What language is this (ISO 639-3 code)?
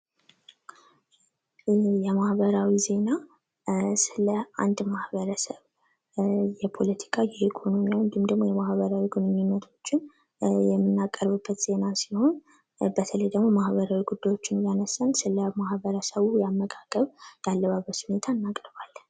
amh